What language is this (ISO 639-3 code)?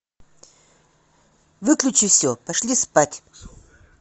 rus